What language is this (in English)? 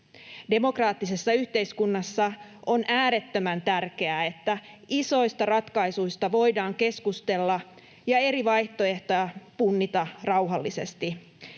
Finnish